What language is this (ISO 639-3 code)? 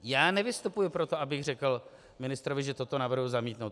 ces